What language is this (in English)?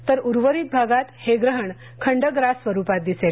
Marathi